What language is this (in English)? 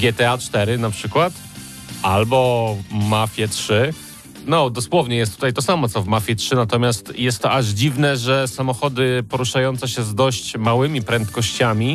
Polish